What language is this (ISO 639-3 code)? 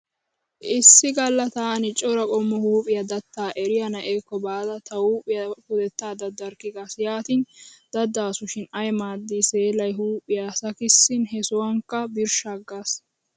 wal